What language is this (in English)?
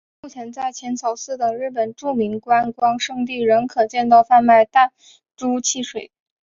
Chinese